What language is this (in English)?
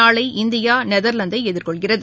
Tamil